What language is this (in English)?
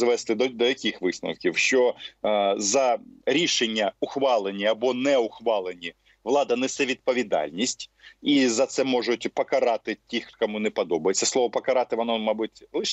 Ukrainian